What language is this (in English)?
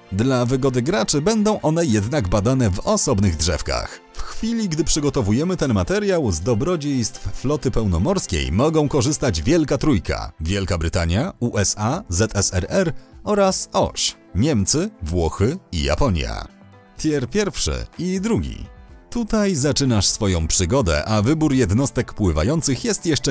Polish